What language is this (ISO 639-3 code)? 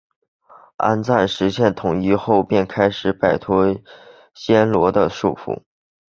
zho